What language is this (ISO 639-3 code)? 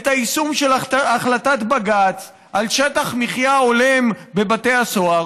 heb